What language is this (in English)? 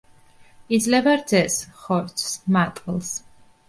Georgian